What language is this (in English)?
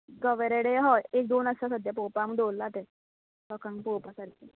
Konkani